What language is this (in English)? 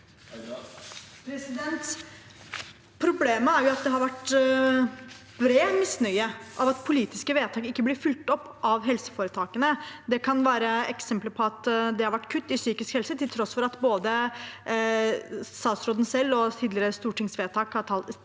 Norwegian